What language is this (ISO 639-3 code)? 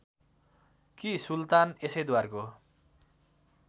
nep